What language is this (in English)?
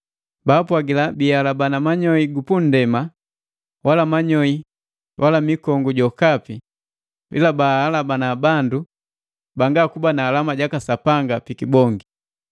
Matengo